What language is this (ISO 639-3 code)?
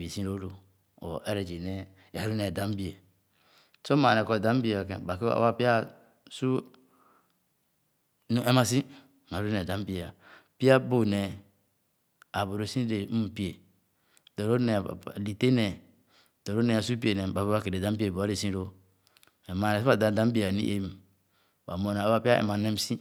ogo